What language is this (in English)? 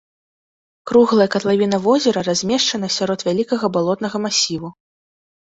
Belarusian